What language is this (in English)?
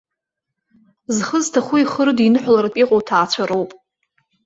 Abkhazian